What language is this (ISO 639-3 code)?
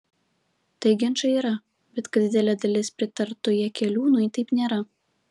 lit